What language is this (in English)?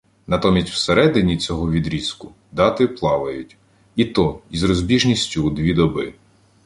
Ukrainian